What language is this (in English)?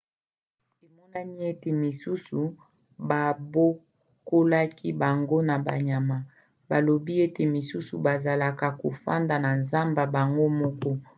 Lingala